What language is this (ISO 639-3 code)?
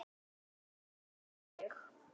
isl